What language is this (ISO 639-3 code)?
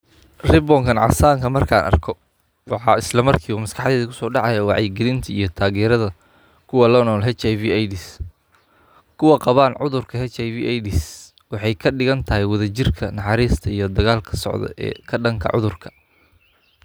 som